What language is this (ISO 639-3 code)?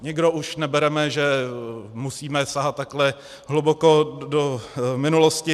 ces